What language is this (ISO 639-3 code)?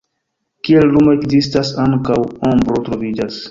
epo